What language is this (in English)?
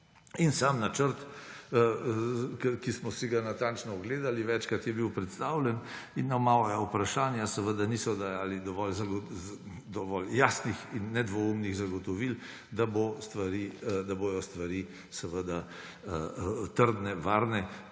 Slovenian